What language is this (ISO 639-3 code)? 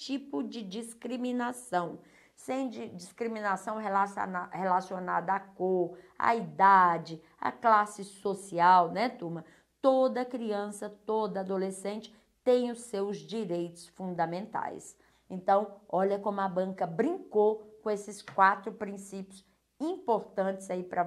por